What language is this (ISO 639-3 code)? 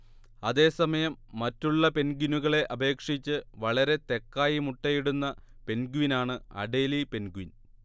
mal